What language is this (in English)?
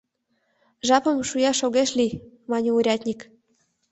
Mari